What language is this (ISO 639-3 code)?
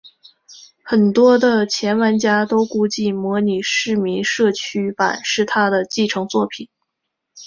zho